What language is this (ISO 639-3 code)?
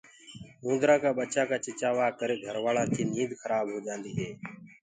ggg